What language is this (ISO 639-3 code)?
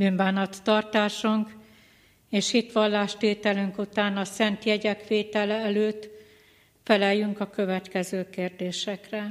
hun